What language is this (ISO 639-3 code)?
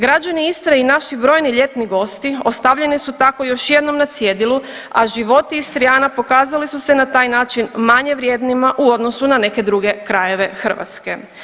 hrv